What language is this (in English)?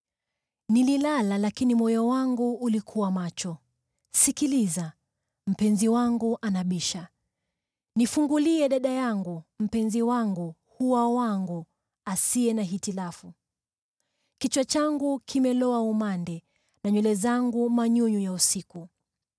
Swahili